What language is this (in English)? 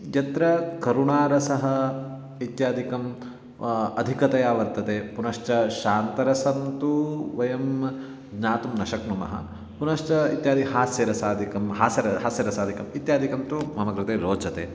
Sanskrit